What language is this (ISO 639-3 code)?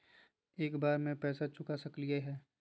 mag